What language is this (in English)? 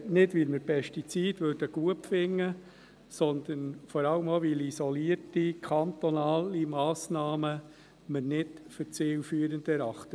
Swiss German